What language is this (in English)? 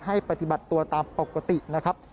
Thai